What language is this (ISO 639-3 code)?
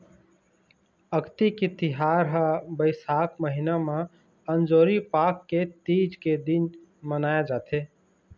hne